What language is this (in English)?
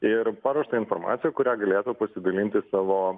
Lithuanian